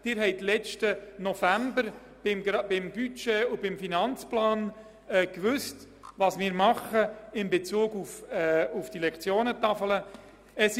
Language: Swiss German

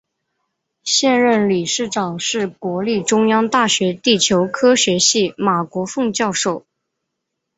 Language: Chinese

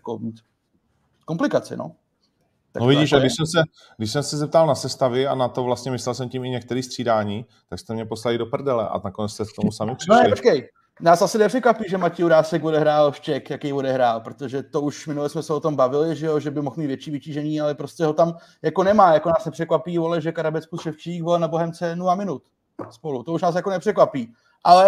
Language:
Czech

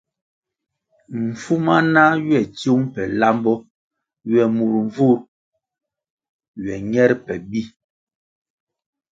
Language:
Kwasio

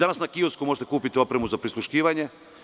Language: Serbian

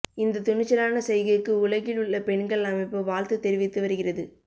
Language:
Tamil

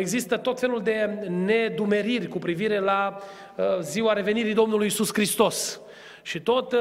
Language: Romanian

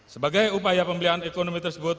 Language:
Indonesian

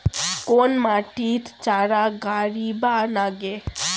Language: Bangla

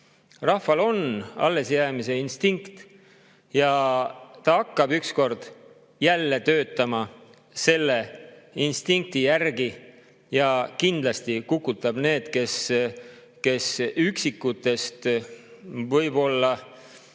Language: Estonian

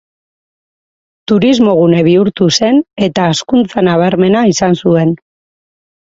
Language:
Basque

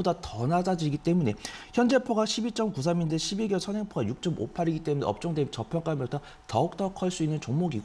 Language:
Korean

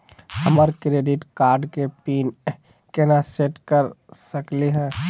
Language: Magahi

